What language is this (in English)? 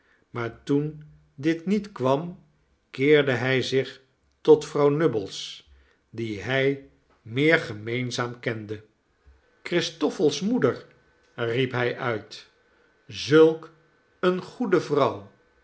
Dutch